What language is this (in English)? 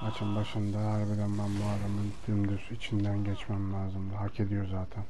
Turkish